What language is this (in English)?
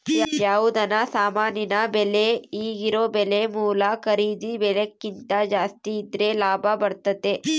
Kannada